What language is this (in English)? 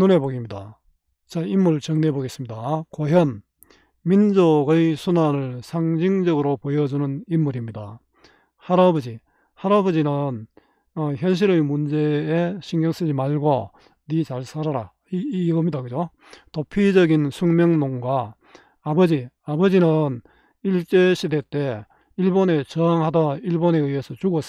Korean